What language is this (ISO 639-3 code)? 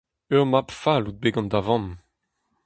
bre